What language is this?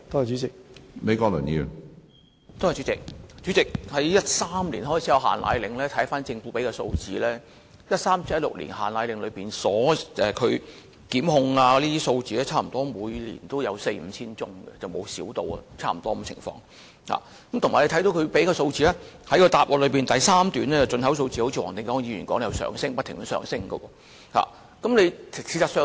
Cantonese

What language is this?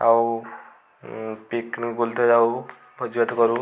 Odia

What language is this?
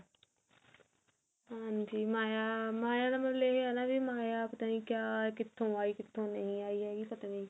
Punjabi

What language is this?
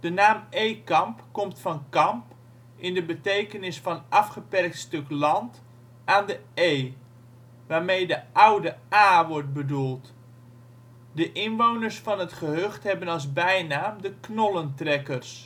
Dutch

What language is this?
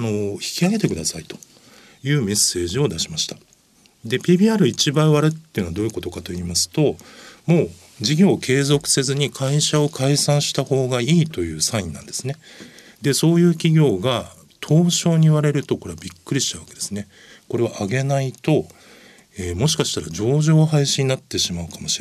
Japanese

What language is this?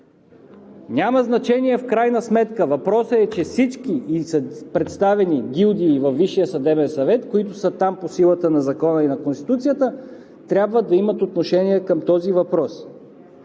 Bulgarian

